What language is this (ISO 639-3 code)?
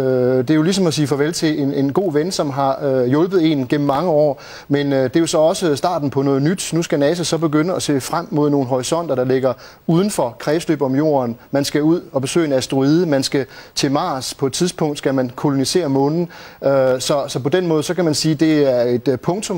dan